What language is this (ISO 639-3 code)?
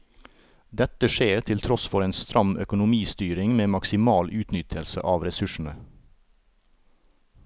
nor